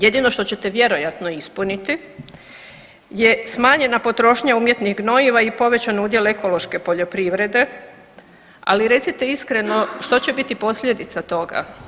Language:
Croatian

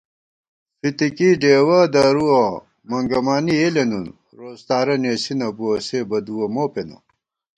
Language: Gawar-Bati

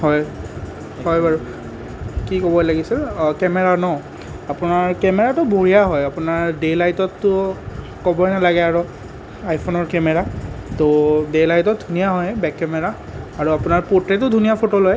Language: Assamese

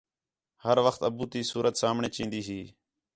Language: Khetrani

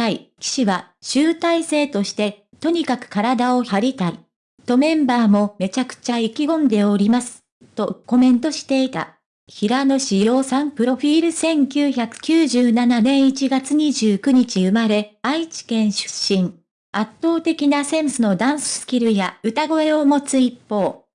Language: Japanese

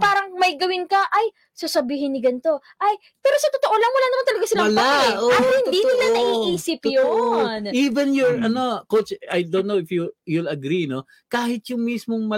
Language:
Filipino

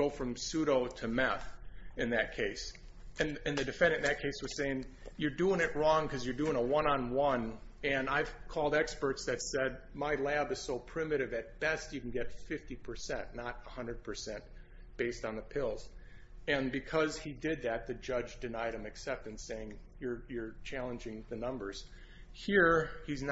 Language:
English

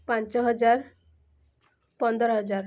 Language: Odia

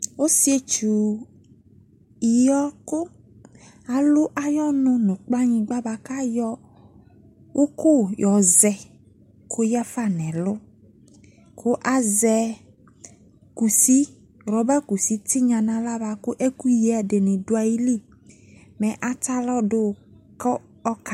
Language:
Ikposo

